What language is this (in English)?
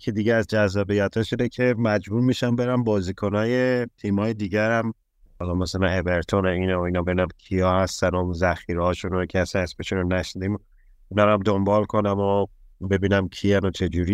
Persian